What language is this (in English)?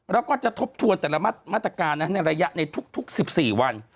Thai